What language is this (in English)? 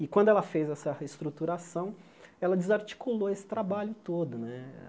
Portuguese